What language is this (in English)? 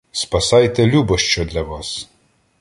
Ukrainian